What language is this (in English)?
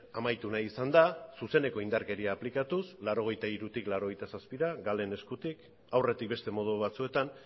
Basque